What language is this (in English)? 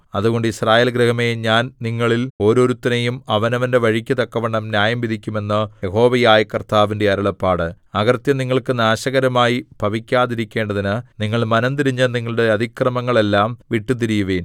Malayalam